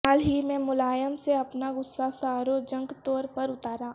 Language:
Urdu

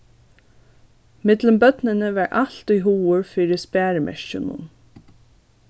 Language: Faroese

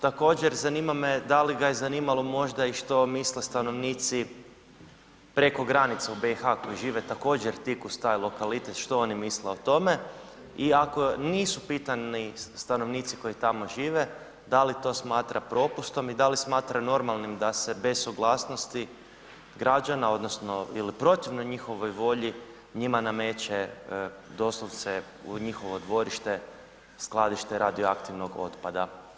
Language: Croatian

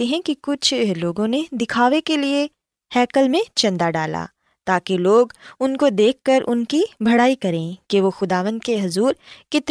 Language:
Urdu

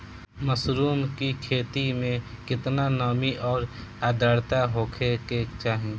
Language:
Bhojpuri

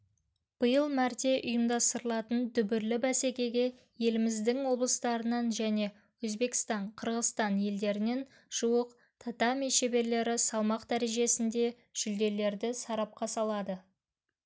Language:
Kazakh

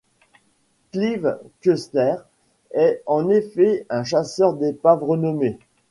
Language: French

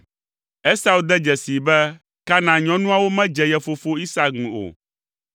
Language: Ewe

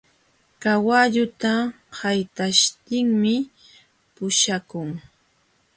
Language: Jauja Wanca Quechua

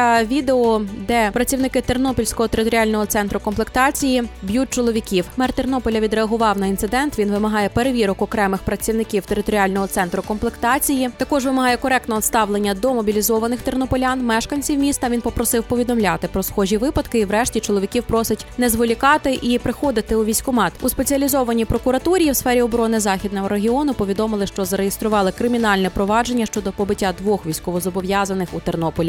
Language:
Ukrainian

